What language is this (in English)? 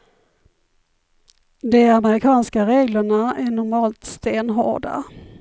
Swedish